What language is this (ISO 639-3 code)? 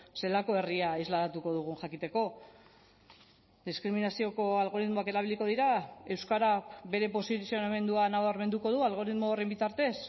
eus